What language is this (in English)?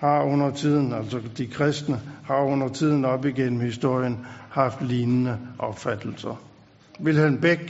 Danish